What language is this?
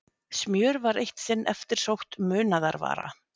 Icelandic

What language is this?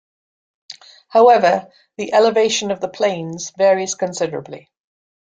English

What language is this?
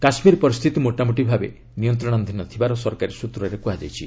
Odia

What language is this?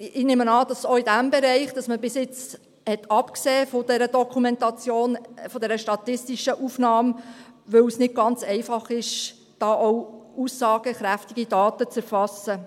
Swiss German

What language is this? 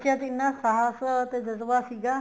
Punjabi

